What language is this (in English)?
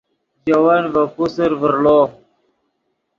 Yidgha